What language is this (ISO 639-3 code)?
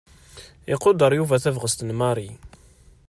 kab